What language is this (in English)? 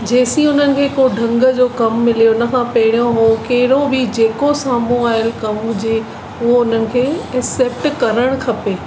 Sindhi